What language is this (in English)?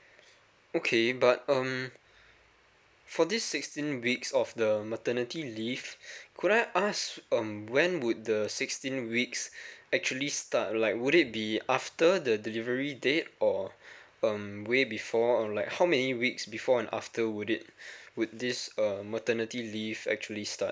English